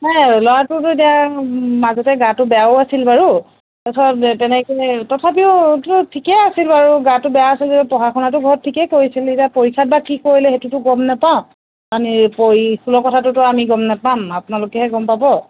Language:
Assamese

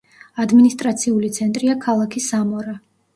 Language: Georgian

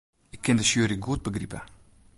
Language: Western Frisian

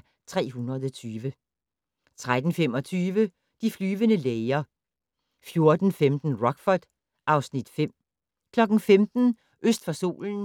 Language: Danish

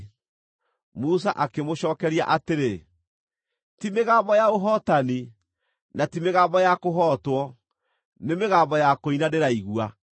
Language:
Kikuyu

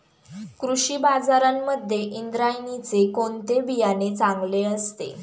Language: Marathi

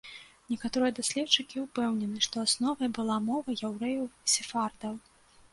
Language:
Belarusian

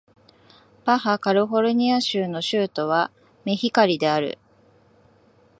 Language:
Japanese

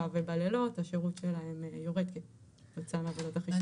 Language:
Hebrew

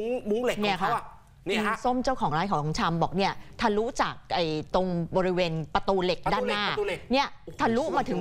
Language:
Thai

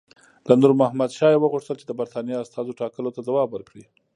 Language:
Pashto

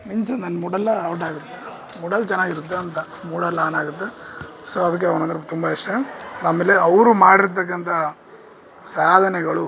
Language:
Kannada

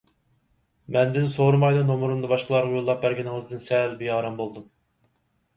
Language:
Uyghur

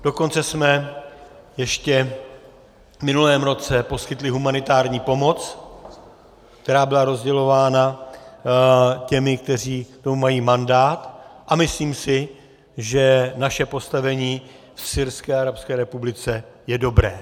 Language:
Czech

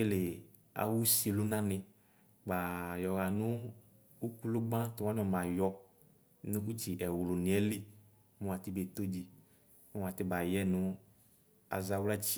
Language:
Ikposo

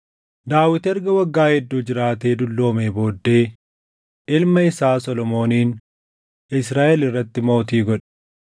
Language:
Oromo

